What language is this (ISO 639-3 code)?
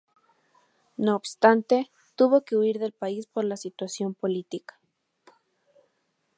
spa